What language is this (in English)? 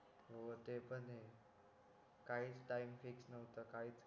Marathi